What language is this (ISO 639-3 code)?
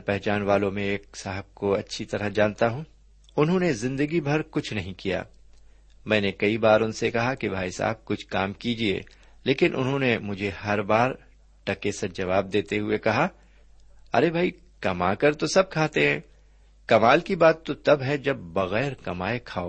urd